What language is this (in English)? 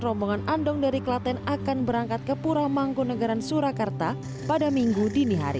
Indonesian